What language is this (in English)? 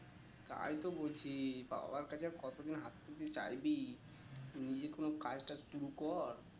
Bangla